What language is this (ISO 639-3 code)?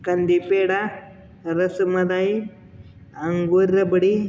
mar